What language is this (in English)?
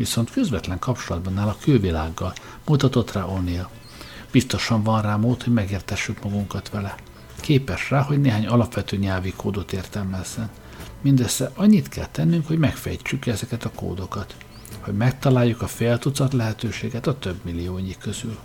Hungarian